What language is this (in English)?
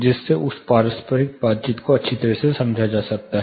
Hindi